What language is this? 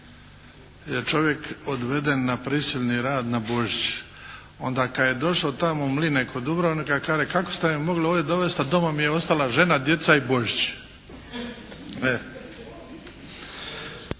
Croatian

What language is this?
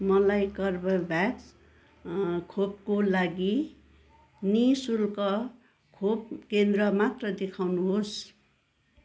Nepali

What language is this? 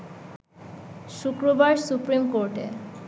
Bangla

